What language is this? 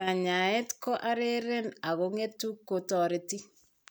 Kalenjin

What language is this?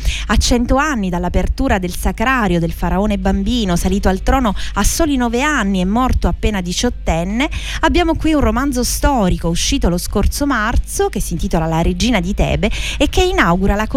Italian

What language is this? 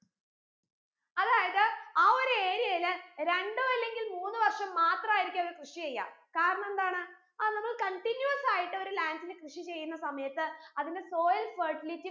Malayalam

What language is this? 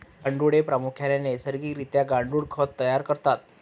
Marathi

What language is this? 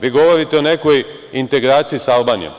Serbian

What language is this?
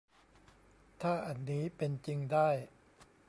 Thai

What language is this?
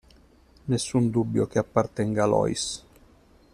Italian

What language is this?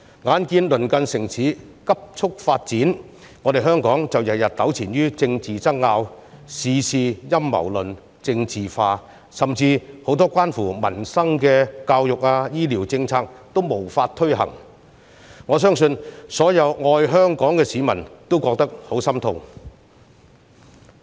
Cantonese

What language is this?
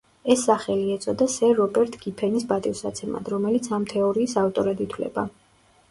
Georgian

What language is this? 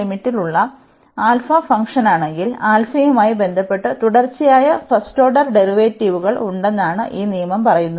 Malayalam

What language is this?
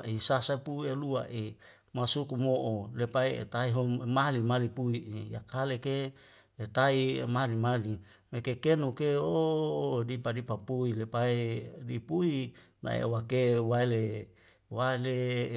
Wemale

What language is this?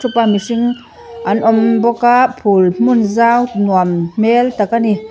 Mizo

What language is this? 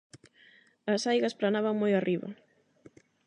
Galician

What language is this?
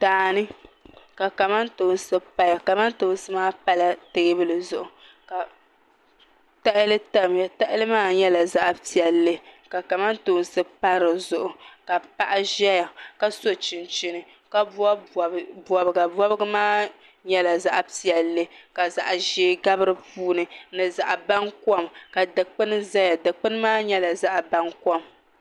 Dagbani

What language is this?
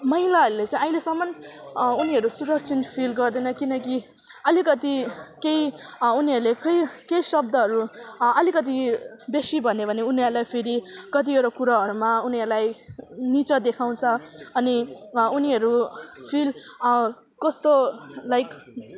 Nepali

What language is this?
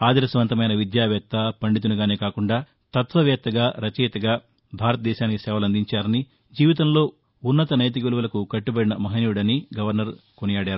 Telugu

